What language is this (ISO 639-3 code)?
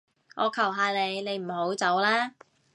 yue